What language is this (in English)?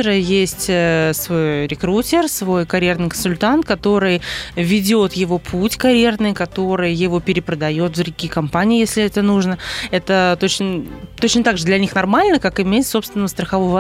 Russian